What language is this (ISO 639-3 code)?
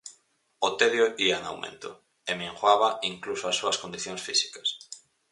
glg